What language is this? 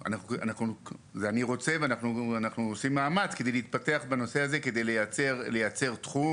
Hebrew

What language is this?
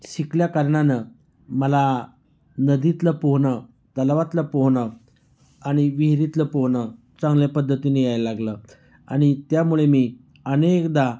Marathi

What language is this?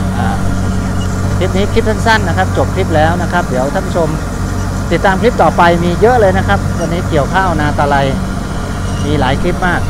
Thai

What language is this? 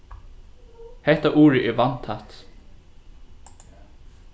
Faroese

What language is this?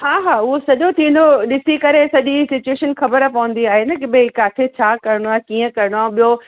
Sindhi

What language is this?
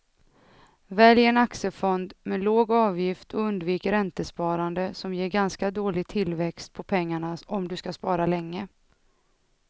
Swedish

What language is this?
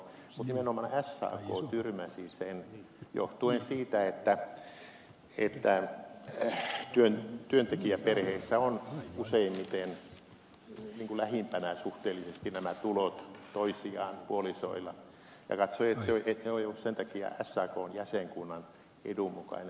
Finnish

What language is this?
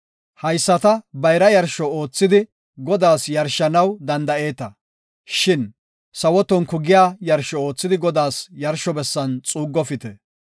Gofa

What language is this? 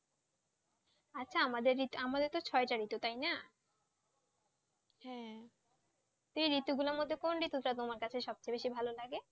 Bangla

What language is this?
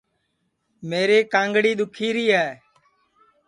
Sansi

